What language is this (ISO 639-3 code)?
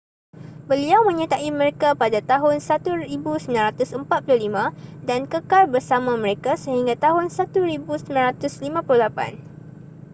msa